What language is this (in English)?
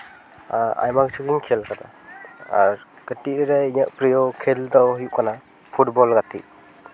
Santali